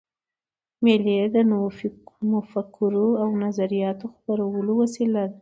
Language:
Pashto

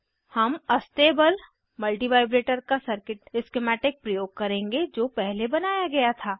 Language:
Hindi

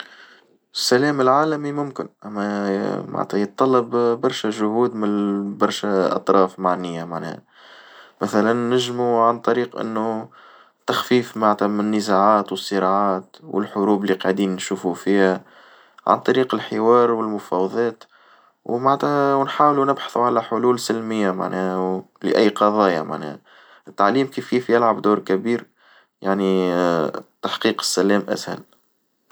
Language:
Tunisian Arabic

